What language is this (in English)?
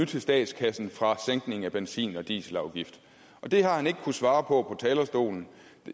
Danish